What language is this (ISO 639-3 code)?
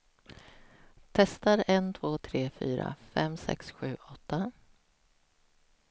swe